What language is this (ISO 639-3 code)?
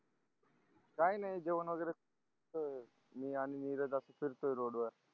mar